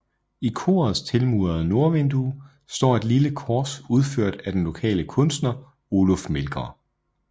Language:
Danish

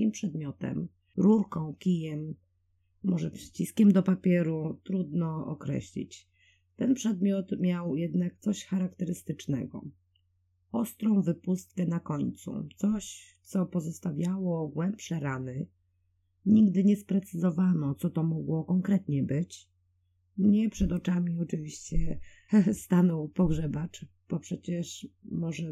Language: Polish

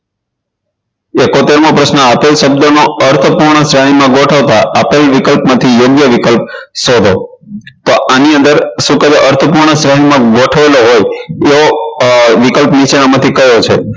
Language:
Gujarati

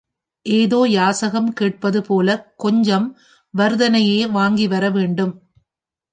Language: Tamil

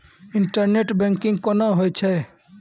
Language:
Maithili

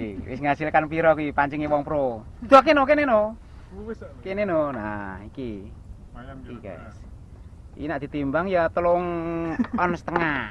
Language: Indonesian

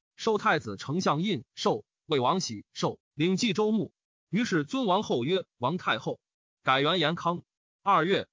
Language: Chinese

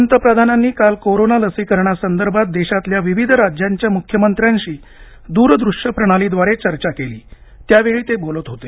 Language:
Marathi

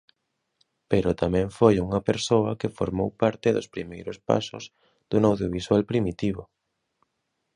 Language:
Galician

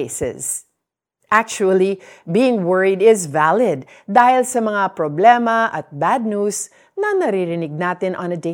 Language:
Filipino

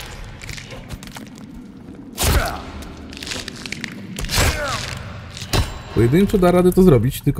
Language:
Polish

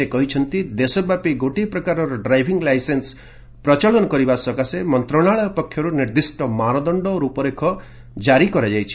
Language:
Odia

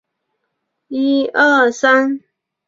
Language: Chinese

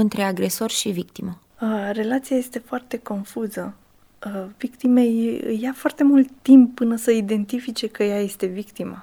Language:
Romanian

